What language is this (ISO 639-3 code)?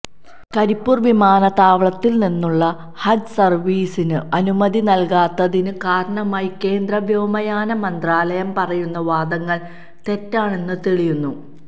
mal